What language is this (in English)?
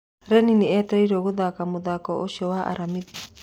Kikuyu